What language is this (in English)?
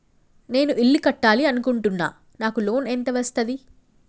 Telugu